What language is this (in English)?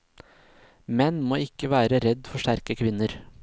Norwegian